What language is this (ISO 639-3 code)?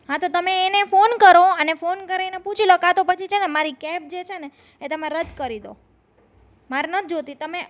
guj